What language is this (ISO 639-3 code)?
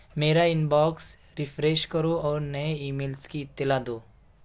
urd